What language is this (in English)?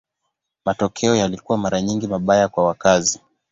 Swahili